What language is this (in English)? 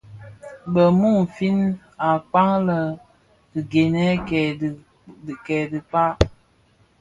Bafia